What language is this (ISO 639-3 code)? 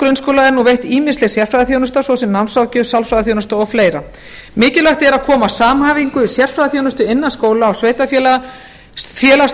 isl